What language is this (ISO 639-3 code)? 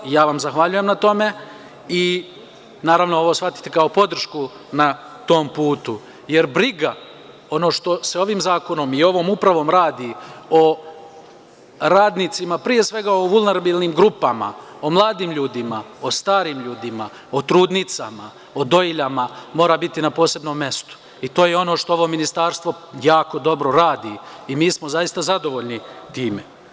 srp